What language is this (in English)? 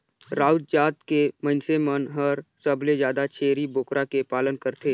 Chhattisgarhi